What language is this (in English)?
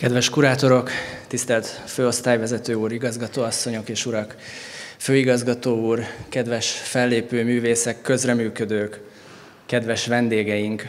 Hungarian